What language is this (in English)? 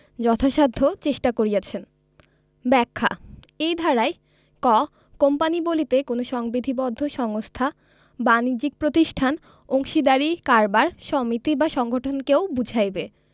Bangla